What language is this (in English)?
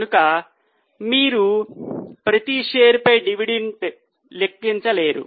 Telugu